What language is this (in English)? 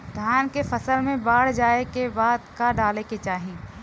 Bhojpuri